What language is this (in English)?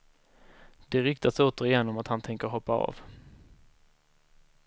Swedish